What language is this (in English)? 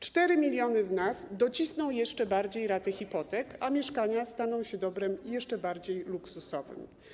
Polish